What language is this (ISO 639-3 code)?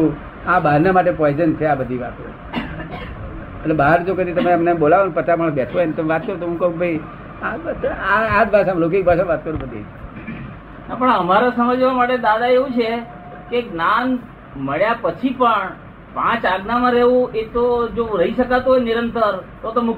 guj